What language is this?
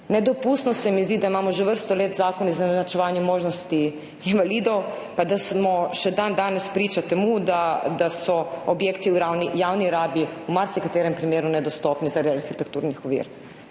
Slovenian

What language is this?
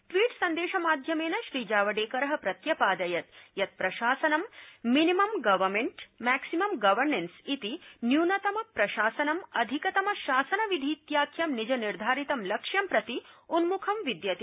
Sanskrit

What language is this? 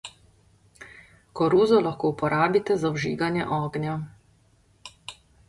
Slovenian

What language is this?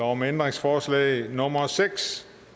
Danish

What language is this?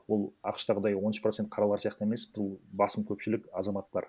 Kazakh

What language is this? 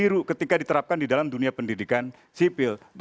Indonesian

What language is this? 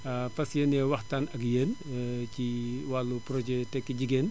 Wolof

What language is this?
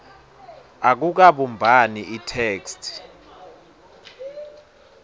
Swati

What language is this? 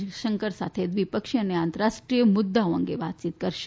Gujarati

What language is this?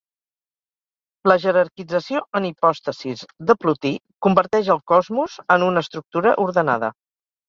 Catalan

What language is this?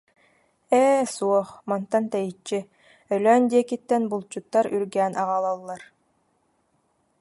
Yakut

